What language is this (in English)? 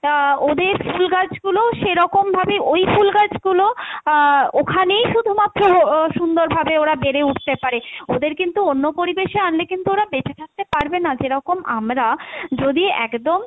Bangla